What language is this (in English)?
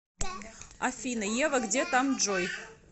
Russian